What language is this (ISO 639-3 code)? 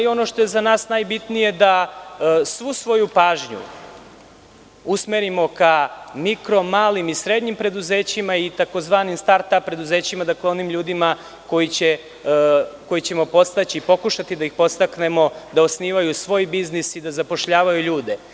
srp